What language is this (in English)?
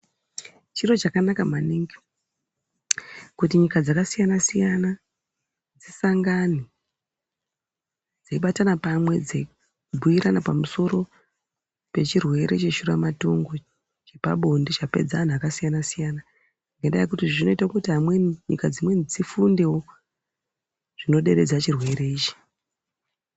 Ndau